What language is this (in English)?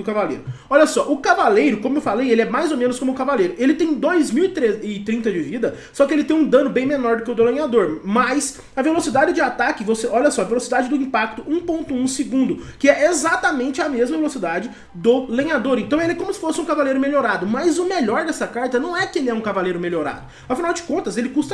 Portuguese